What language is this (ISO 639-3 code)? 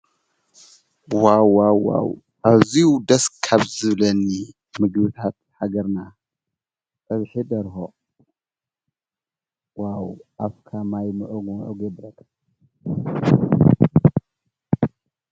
tir